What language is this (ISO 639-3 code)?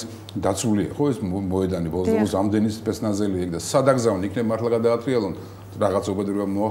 ron